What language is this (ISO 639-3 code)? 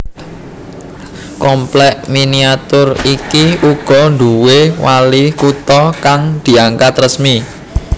jav